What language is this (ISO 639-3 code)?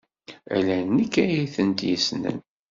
kab